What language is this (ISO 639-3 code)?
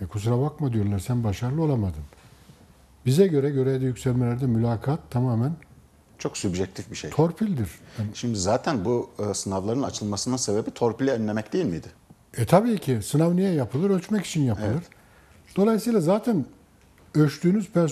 tur